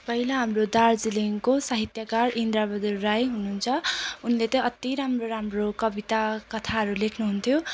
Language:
Nepali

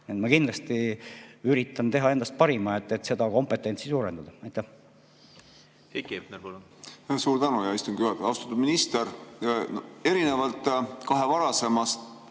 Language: Estonian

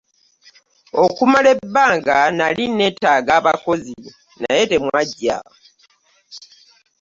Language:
Ganda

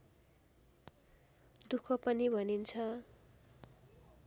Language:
Nepali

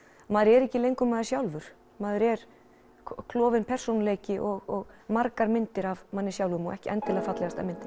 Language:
Icelandic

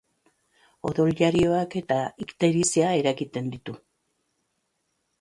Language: Basque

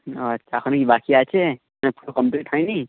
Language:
Bangla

